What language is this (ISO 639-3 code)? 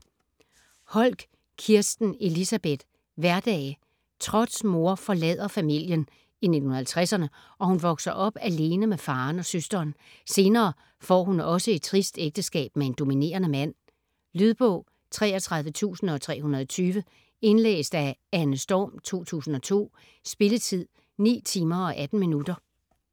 dan